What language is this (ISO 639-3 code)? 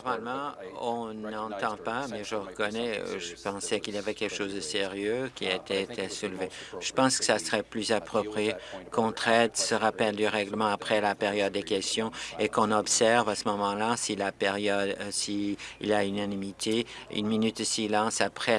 fra